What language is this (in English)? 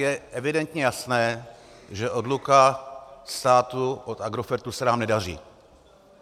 Czech